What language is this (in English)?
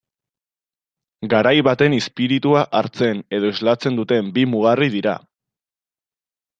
Basque